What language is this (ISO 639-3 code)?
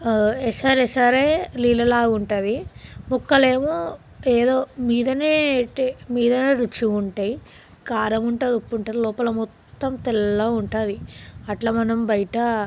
tel